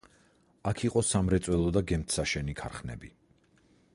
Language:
Georgian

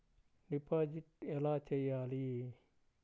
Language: Telugu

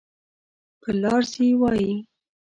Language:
Pashto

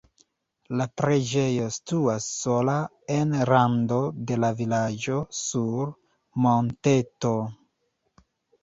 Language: Esperanto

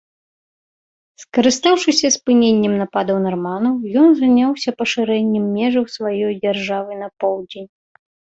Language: Belarusian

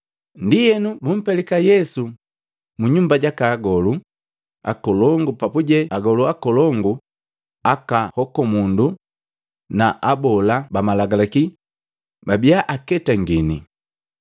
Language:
Matengo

